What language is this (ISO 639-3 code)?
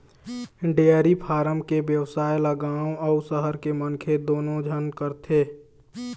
hne